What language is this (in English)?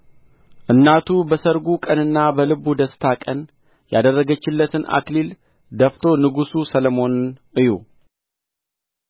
Amharic